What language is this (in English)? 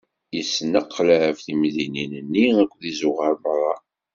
Kabyle